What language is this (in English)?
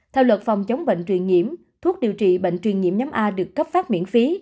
Vietnamese